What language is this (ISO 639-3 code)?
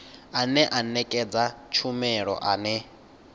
ven